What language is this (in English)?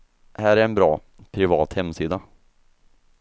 Swedish